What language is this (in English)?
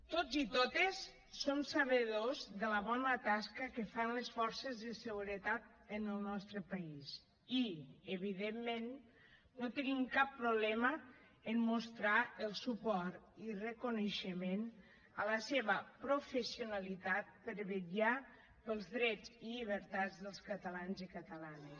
Catalan